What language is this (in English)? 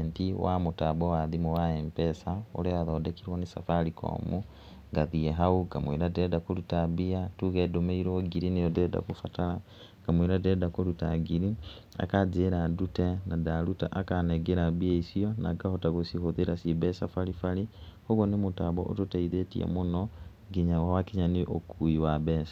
Kikuyu